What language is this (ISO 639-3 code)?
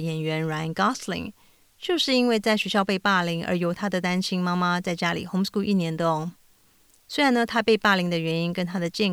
zho